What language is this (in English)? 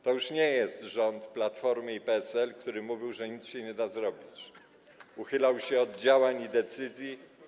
Polish